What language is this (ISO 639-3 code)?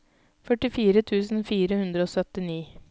nor